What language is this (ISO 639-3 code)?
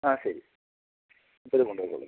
mal